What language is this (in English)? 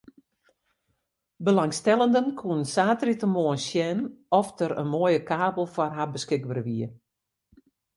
Western Frisian